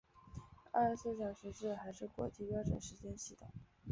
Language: Chinese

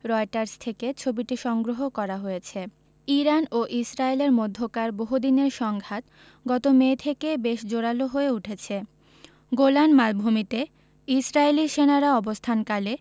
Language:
Bangla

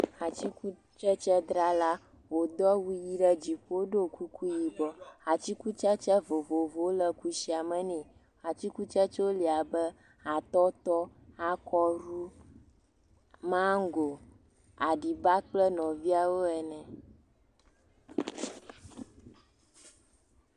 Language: Ewe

